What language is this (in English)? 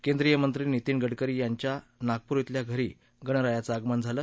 Marathi